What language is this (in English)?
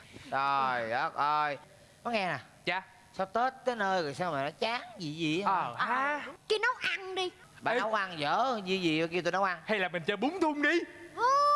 Vietnamese